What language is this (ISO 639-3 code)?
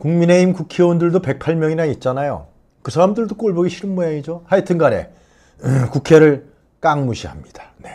kor